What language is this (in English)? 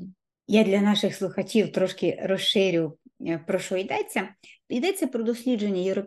Ukrainian